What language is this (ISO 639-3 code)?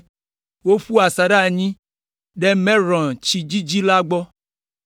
ewe